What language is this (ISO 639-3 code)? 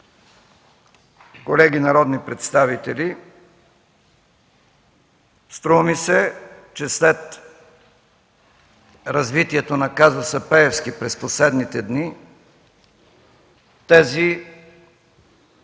bul